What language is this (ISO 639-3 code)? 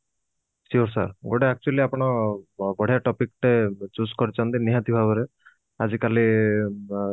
ori